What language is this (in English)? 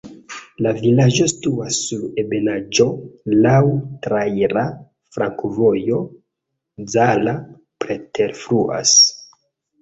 Esperanto